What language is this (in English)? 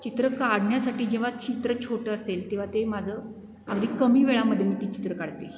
Marathi